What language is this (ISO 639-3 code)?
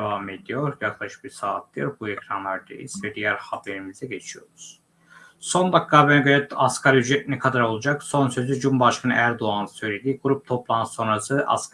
tur